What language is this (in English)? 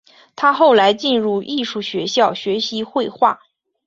Chinese